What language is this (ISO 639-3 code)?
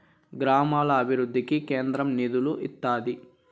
tel